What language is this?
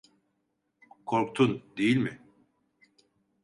Turkish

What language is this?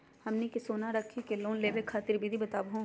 Magahi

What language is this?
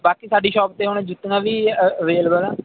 Punjabi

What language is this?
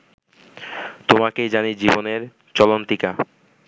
Bangla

